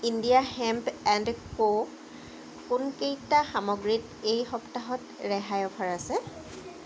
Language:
Assamese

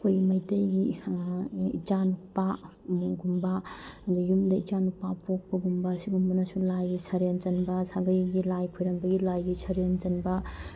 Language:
Manipuri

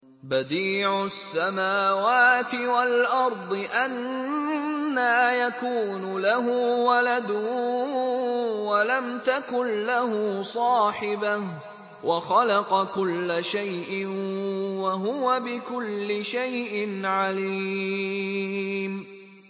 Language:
Arabic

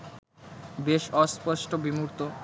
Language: Bangla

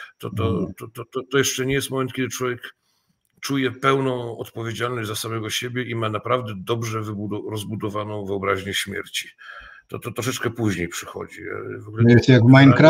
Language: Polish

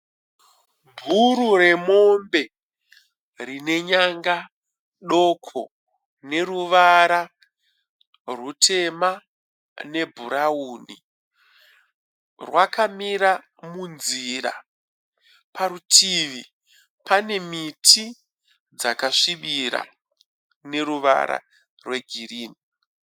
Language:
Shona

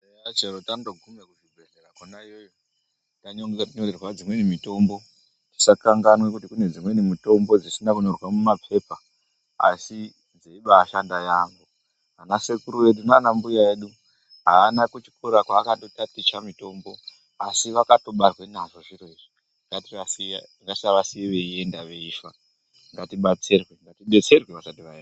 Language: Ndau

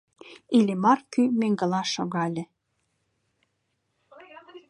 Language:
Mari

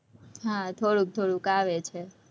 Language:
Gujarati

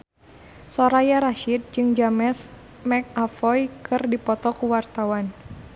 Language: Sundanese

